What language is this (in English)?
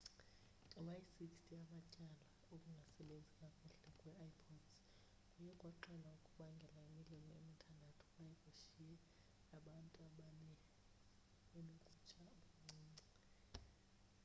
Xhosa